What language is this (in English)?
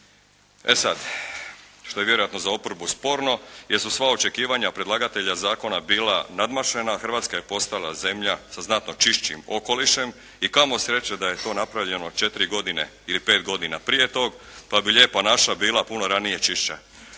Croatian